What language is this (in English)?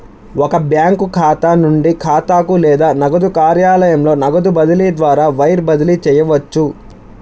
Telugu